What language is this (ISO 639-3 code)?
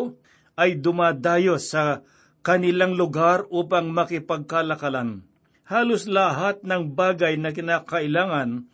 fil